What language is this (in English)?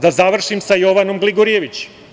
Serbian